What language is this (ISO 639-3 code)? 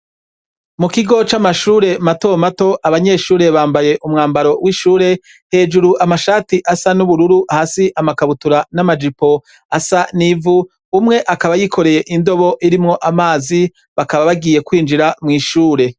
run